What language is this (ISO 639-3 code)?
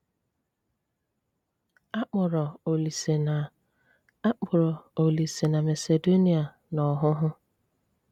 ibo